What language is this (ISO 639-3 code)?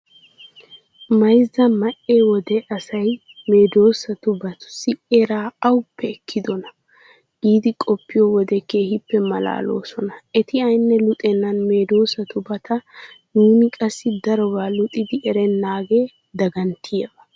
wal